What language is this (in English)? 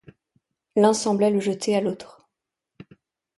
French